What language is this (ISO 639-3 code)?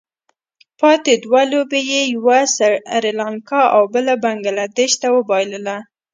pus